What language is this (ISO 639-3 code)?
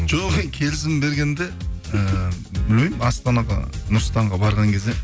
kaz